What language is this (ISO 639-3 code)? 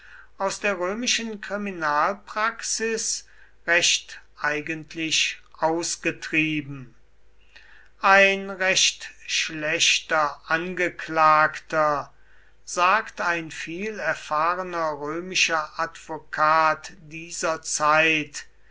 deu